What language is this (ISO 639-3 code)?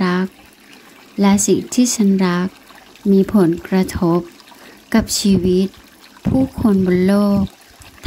tha